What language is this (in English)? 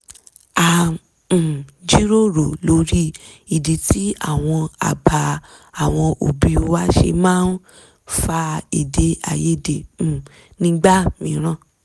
Yoruba